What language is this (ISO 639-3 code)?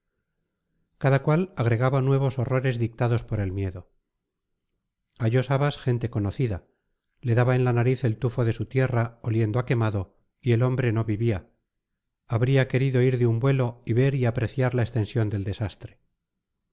spa